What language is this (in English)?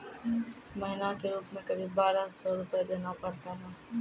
Maithili